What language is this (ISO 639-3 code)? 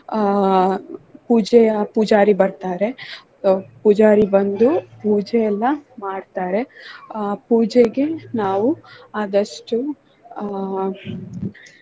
kan